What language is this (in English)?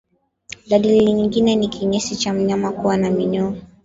Swahili